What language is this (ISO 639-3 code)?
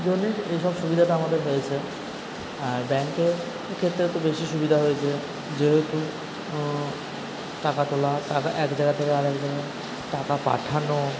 ben